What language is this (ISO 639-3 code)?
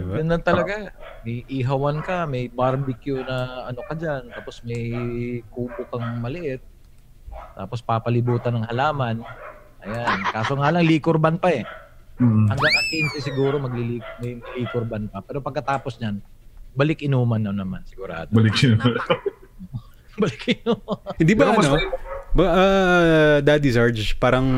fil